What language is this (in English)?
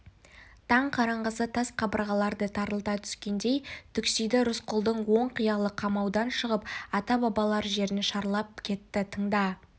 Kazakh